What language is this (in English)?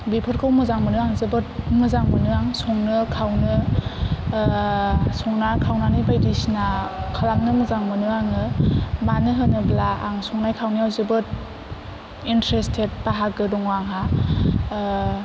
Bodo